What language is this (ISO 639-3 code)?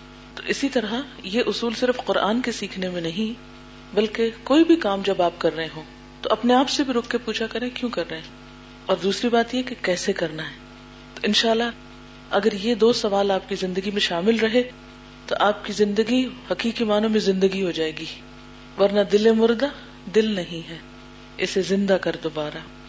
urd